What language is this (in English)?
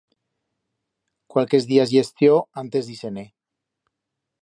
Aragonese